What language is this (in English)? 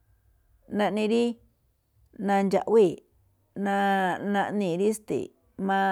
Malinaltepec Me'phaa